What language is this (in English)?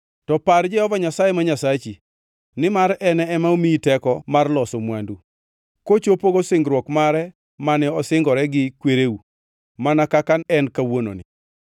Luo (Kenya and Tanzania)